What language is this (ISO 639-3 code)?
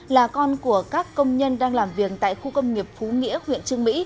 vie